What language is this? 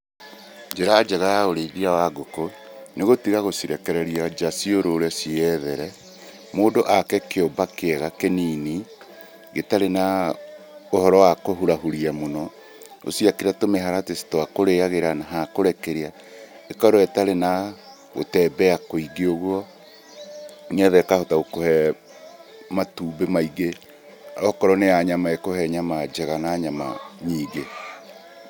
Kikuyu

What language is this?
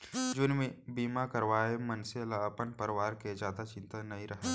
Chhattisgarhi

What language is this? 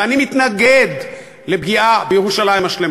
Hebrew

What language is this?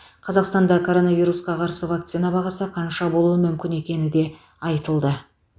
Kazakh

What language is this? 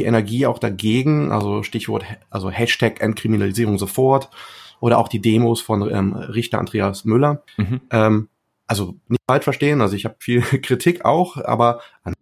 German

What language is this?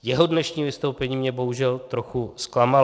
Czech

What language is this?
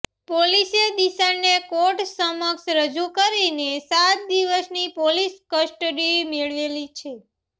Gujarati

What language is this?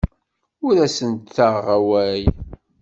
Kabyle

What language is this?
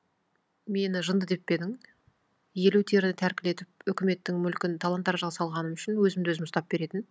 Kazakh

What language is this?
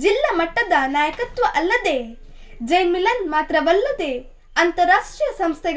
Hindi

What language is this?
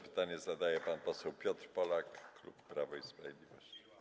Polish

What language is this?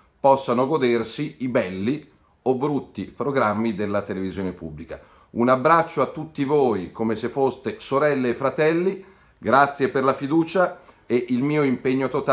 Italian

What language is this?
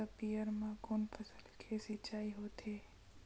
Chhattisgarhi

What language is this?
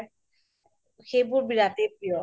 Assamese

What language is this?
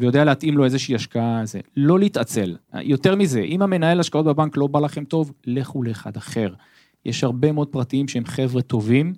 Hebrew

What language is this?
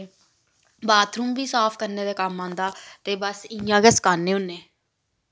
Dogri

